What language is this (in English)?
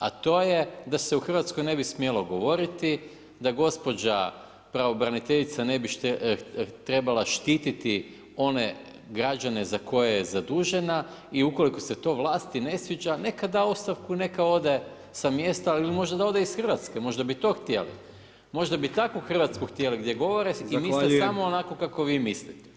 Croatian